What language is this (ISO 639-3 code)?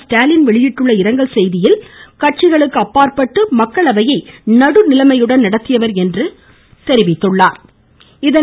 tam